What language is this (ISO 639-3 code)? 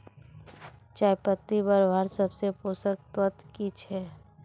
mag